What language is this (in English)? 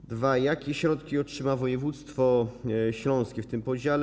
Polish